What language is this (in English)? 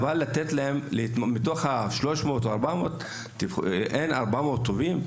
Hebrew